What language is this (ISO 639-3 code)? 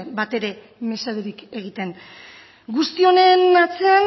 eus